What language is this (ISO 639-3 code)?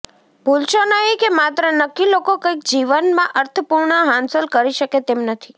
guj